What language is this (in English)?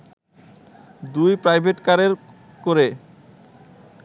Bangla